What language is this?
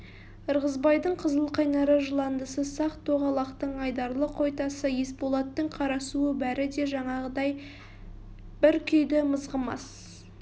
Kazakh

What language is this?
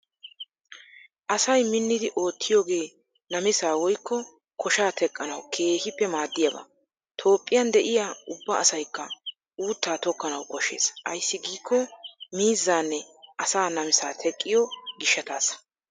Wolaytta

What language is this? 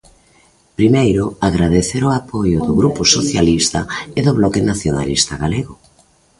Galician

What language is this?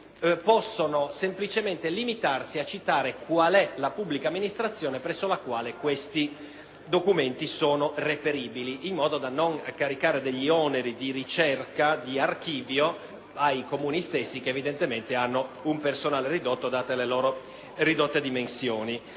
Italian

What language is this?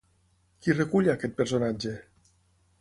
Catalan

